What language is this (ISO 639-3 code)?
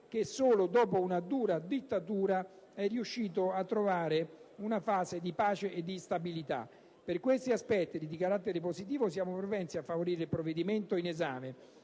ita